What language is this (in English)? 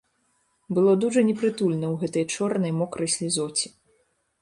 Belarusian